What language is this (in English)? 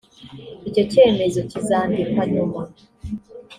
Kinyarwanda